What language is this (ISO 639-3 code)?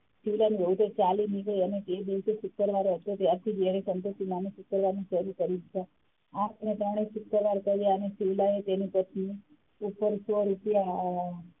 guj